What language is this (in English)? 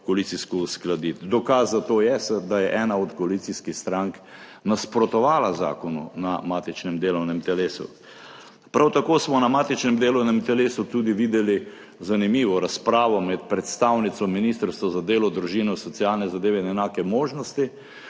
Slovenian